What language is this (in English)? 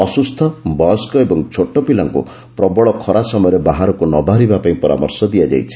Odia